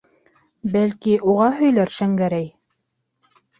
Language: Bashkir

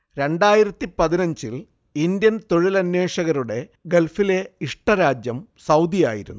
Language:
Malayalam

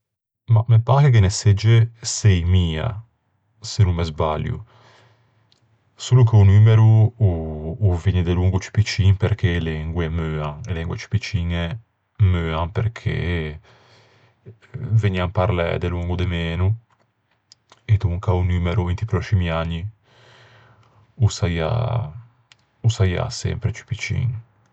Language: Ligurian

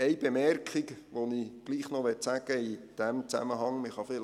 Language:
Swiss German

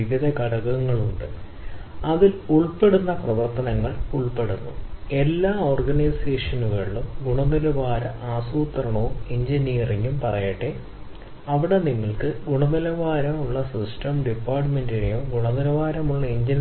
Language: Malayalam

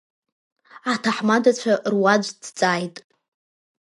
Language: Abkhazian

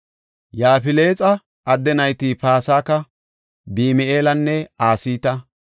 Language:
Gofa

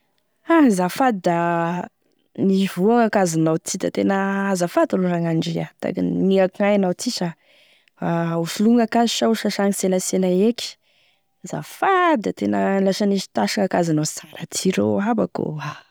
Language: Tesaka Malagasy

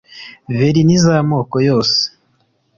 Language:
Kinyarwanda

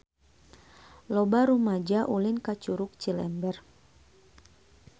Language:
Sundanese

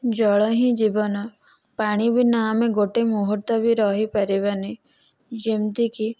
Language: Odia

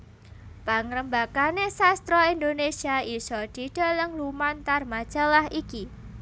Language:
Javanese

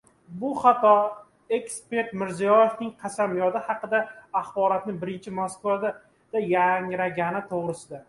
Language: Uzbek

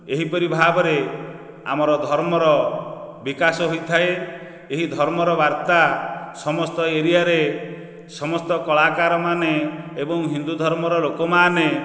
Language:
Odia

